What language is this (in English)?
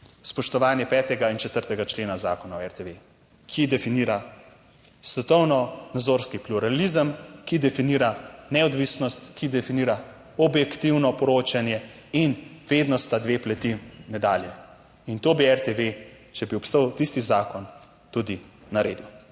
Slovenian